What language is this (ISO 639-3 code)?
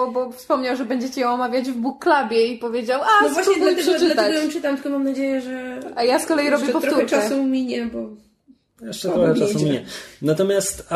pol